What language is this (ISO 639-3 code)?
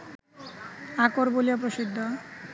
ben